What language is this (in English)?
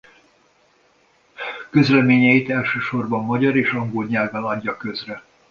Hungarian